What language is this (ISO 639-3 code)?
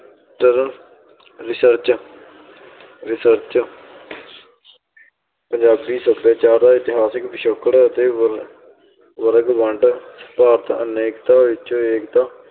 pan